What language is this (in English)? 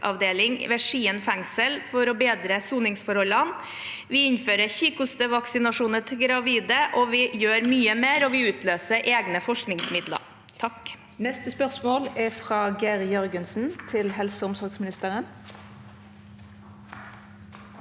Norwegian